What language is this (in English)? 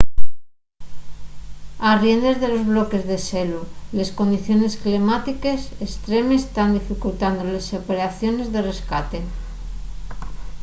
Asturian